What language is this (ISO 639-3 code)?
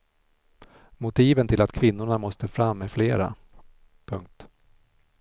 swe